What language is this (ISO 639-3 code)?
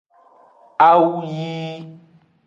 ajg